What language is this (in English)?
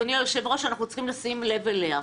Hebrew